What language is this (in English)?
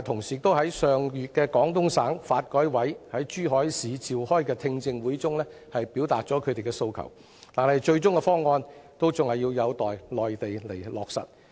Cantonese